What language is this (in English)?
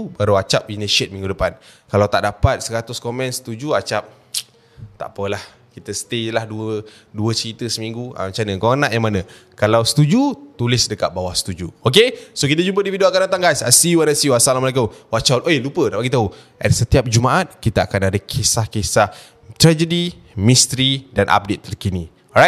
Malay